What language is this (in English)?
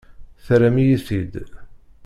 Kabyle